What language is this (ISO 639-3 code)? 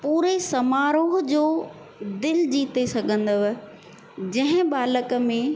snd